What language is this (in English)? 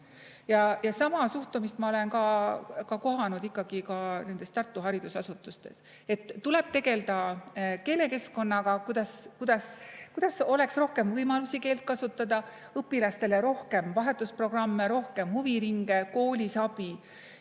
Estonian